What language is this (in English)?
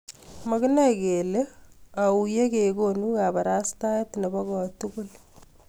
Kalenjin